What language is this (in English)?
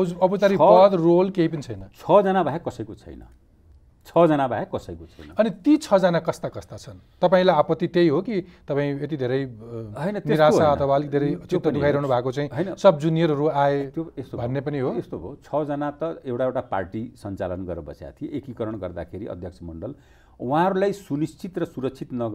Hindi